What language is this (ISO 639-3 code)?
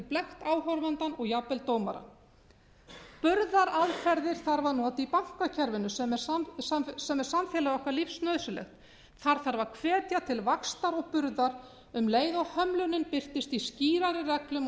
isl